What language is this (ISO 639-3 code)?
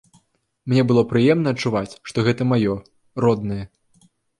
bel